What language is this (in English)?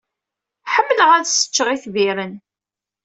Kabyle